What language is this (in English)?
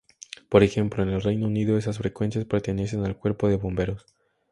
Spanish